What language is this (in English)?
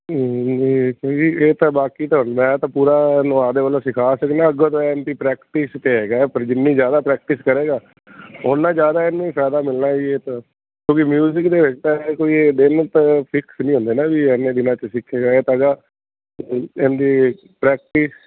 Punjabi